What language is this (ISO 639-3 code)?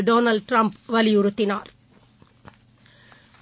tam